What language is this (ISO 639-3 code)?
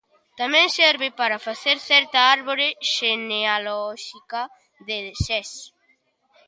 glg